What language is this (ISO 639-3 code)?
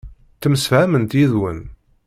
kab